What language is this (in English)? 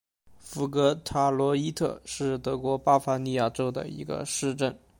Chinese